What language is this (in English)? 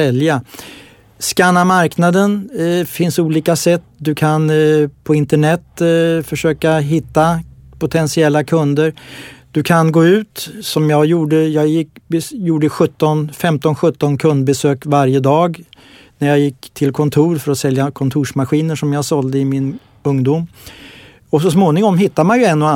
Swedish